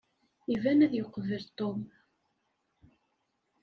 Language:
Kabyle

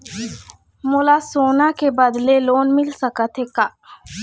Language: Chhattisgarhi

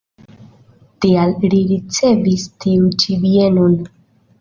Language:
Esperanto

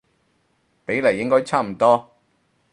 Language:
Cantonese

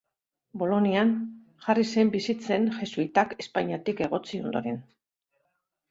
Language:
Basque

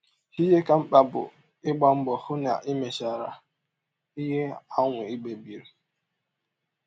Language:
Igbo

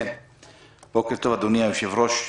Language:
Hebrew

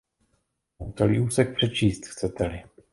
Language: Czech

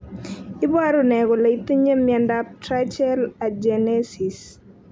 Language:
Kalenjin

